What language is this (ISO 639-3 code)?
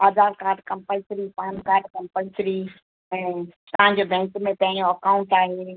snd